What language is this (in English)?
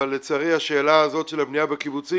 Hebrew